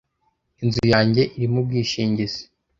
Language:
Kinyarwanda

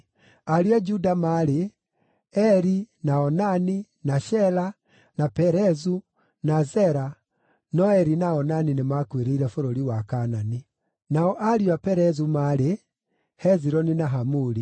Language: Kikuyu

